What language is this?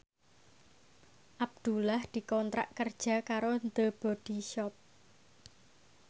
Javanese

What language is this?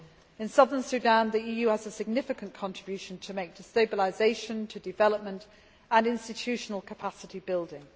English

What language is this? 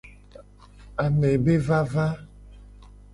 Gen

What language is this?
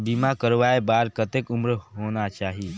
Chhattisgarhi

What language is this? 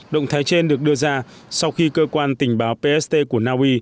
Vietnamese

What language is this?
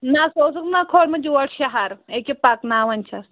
Kashmiri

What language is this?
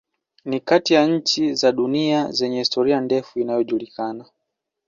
Swahili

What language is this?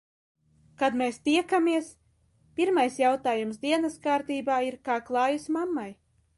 Latvian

